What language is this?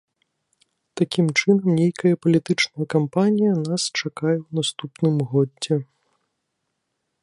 Belarusian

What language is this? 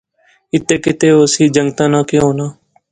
Pahari-Potwari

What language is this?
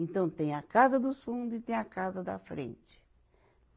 Portuguese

